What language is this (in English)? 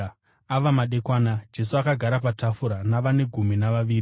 Shona